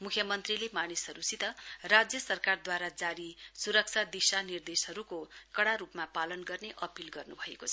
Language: Nepali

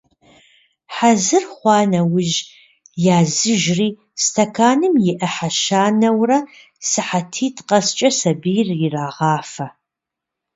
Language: Kabardian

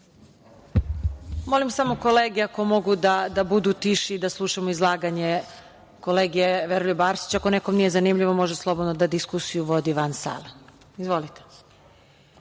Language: Serbian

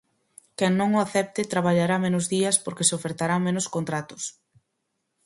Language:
Galician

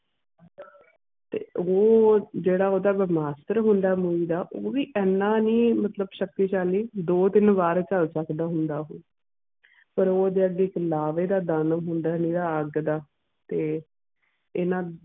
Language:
Punjabi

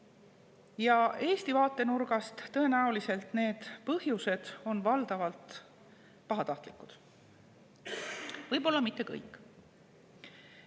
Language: Estonian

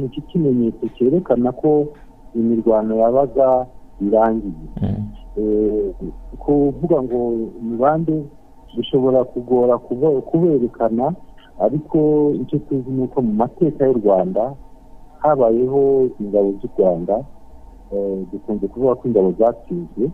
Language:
Swahili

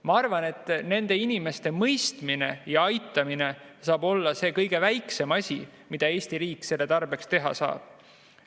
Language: Estonian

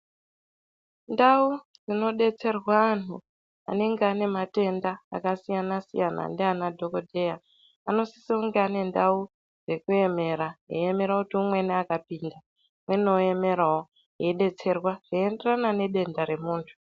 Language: Ndau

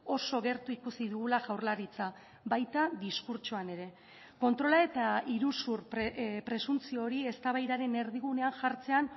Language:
Basque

